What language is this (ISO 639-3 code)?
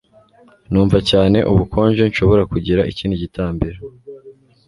kin